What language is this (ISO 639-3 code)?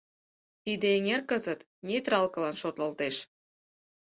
chm